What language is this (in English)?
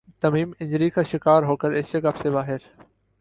Urdu